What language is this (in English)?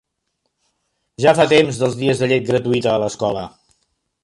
Catalan